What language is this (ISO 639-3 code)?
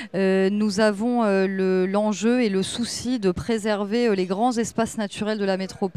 fra